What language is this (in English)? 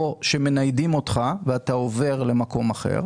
Hebrew